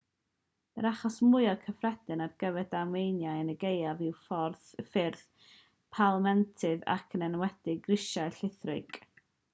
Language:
Welsh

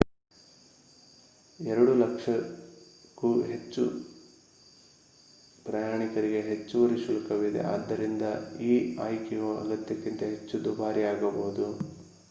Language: Kannada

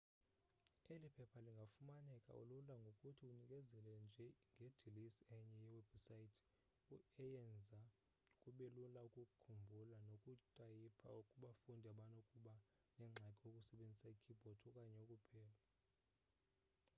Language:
Xhosa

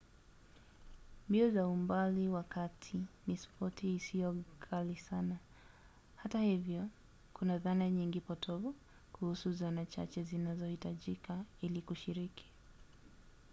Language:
Swahili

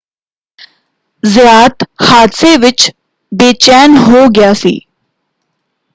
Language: Punjabi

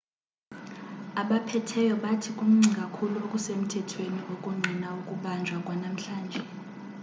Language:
Xhosa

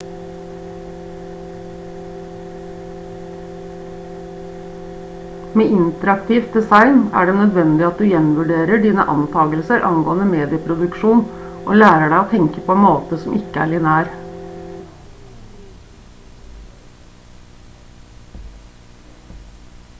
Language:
Norwegian Bokmål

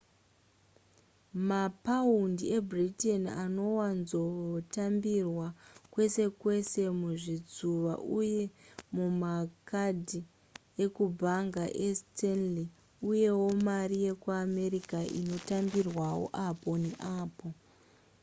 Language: Shona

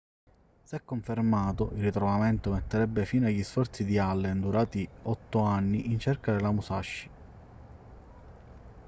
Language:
Italian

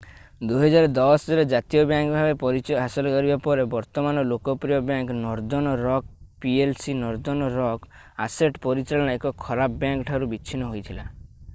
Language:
Odia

